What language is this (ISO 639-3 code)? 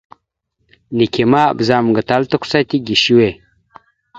mxu